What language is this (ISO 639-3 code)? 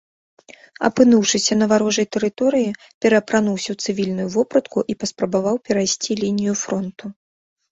bel